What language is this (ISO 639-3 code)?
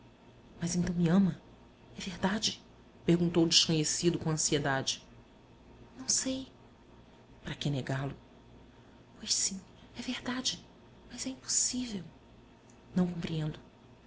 por